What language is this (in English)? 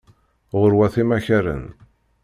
Kabyle